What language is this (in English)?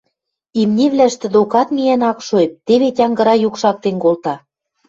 Western Mari